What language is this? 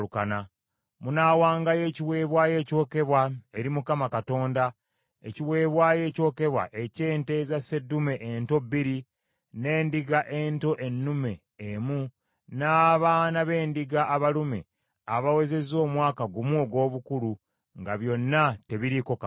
Ganda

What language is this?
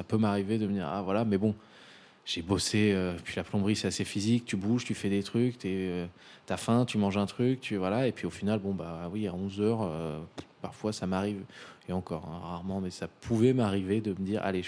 French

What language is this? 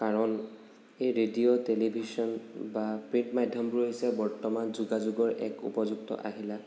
Assamese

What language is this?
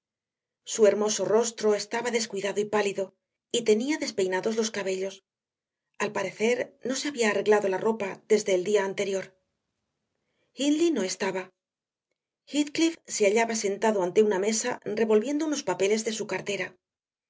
Spanish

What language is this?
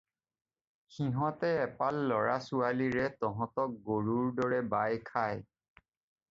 Assamese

